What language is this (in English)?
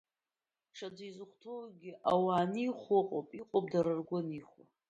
Abkhazian